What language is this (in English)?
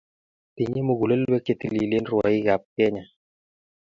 Kalenjin